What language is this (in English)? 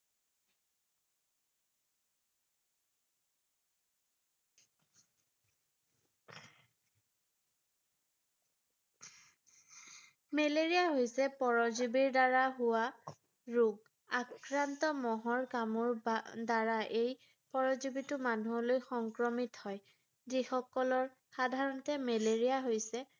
Assamese